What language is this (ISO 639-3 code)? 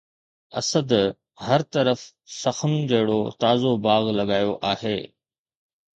snd